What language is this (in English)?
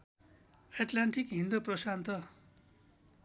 Nepali